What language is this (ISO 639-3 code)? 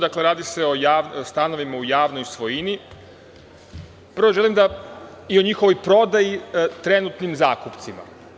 srp